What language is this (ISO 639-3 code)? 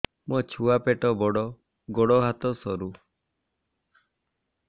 ori